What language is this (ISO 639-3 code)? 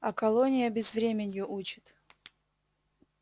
rus